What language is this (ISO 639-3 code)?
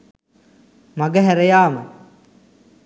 sin